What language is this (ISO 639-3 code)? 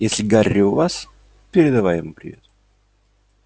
rus